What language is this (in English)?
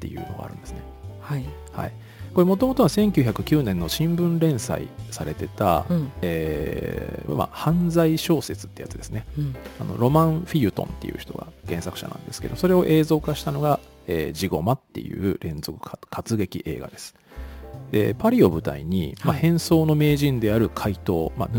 Japanese